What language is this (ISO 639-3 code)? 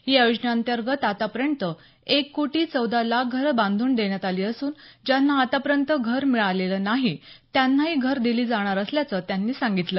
mar